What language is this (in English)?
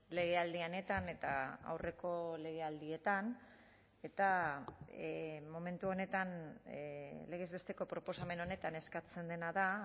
Basque